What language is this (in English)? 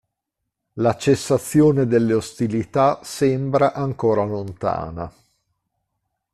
Italian